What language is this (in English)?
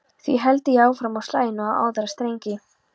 Icelandic